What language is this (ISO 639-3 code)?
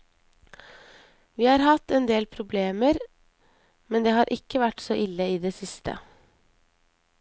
nor